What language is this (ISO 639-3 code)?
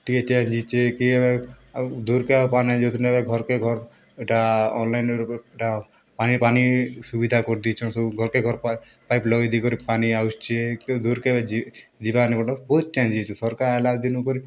ori